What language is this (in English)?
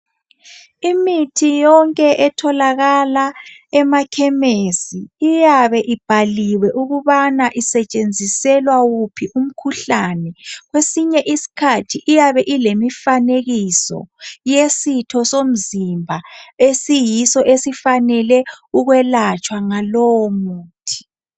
North Ndebele